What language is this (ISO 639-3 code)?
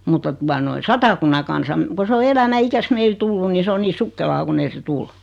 fin